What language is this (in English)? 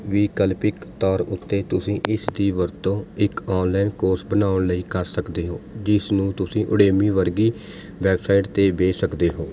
Punjabi